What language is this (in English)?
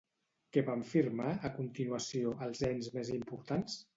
Catalan